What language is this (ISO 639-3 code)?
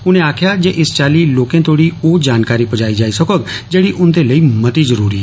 doi